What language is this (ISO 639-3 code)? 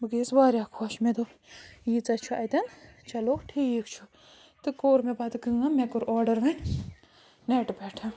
kas